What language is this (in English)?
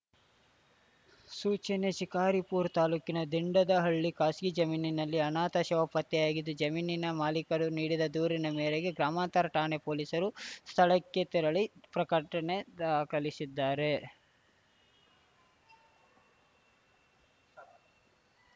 Kannada